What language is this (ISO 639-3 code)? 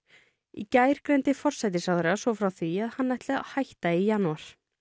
isl